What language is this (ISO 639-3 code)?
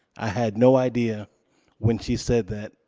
eng